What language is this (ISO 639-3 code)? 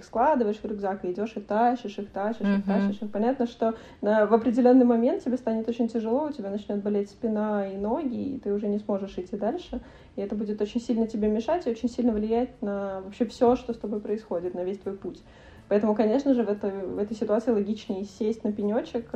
rus